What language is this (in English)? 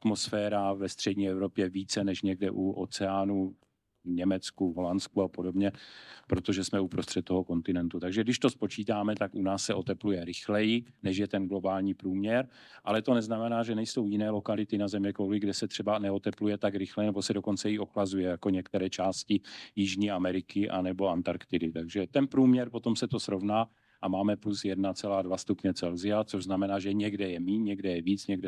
Czech